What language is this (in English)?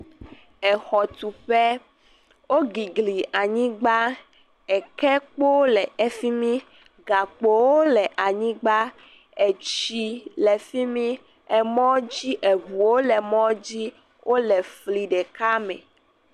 Ewe